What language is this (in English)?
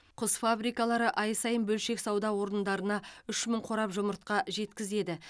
Kazakh